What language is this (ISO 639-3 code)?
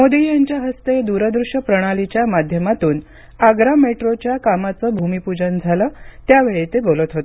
mar